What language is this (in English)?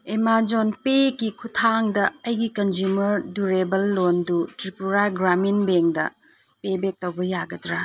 Manipuri